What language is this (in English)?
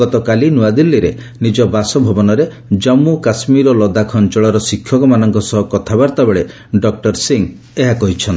Odia